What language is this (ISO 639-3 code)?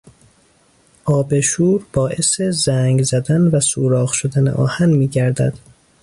fas